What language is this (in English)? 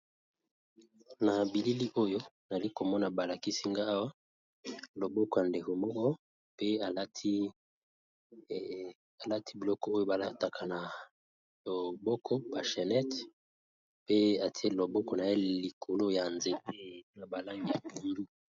Lingala